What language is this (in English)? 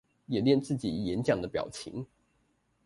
Chinese